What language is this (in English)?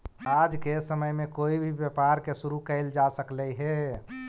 Magahi